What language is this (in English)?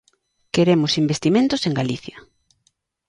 Galician